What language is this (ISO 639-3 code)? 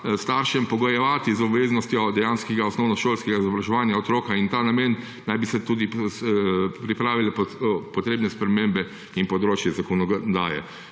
slv